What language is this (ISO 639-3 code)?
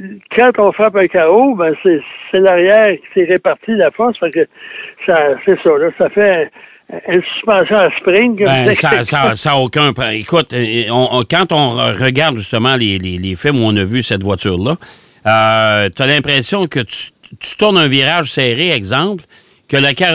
fra